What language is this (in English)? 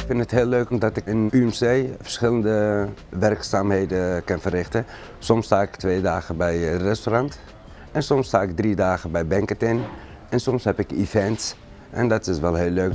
Dutch